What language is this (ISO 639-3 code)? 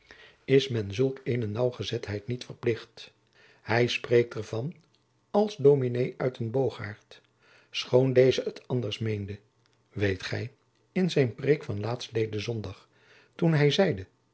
nld